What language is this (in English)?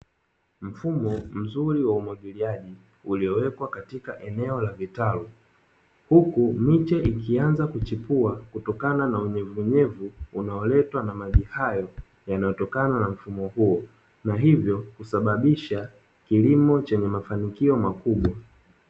Swahili